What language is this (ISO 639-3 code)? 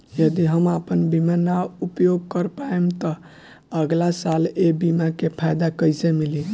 bho